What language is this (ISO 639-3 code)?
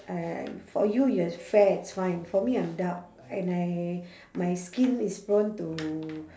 eng